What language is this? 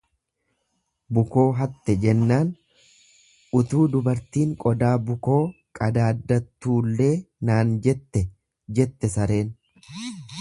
Oromo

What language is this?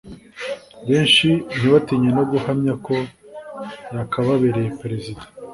Kinyarwanda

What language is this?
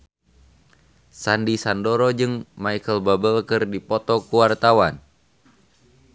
Sundanese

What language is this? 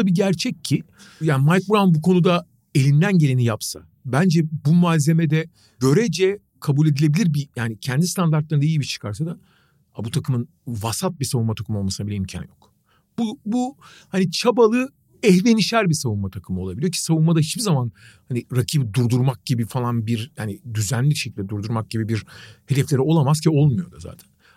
Turkish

